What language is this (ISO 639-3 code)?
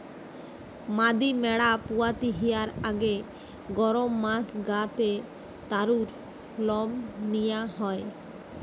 ben